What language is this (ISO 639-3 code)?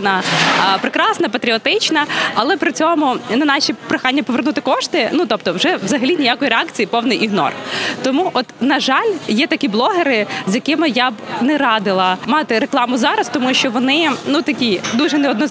ukr